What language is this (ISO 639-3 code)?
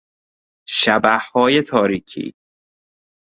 fas